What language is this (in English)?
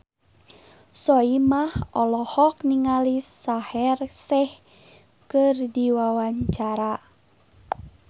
Sundanese